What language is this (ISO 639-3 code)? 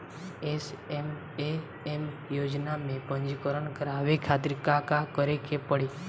bho